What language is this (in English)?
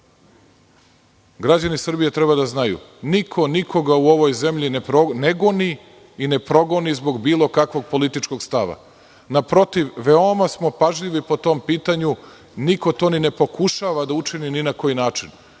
Serbian